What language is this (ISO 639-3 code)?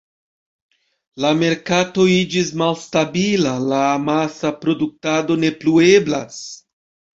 epo